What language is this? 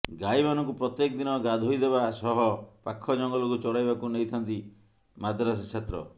Odia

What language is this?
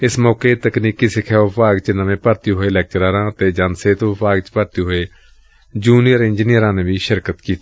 Punjabi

